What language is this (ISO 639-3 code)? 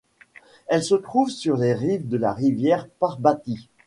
fra